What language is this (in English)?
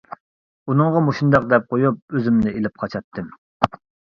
Uyghur